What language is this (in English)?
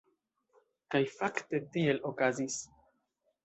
Esperanto